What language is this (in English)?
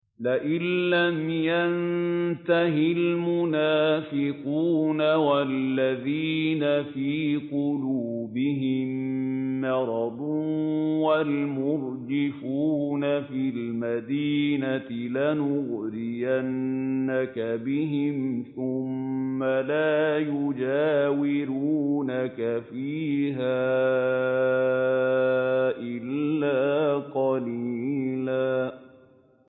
Arabic